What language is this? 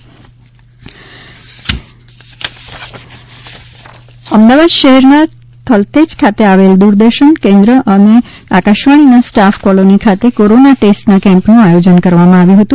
Gujarati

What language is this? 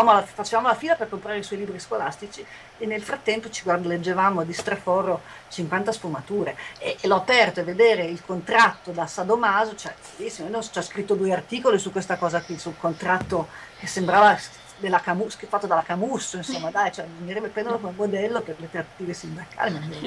Italian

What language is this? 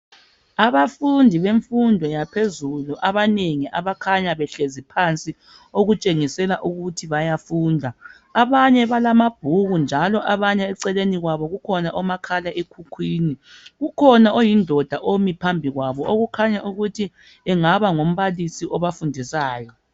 North Ndebele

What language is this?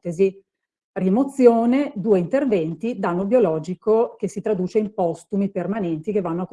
Italian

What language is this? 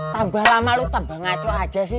Indonesian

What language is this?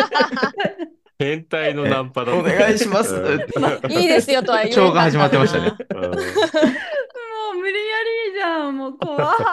Japanese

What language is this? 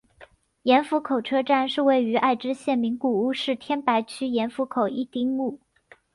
Chinese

